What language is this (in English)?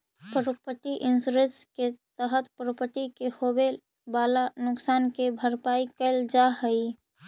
Magahi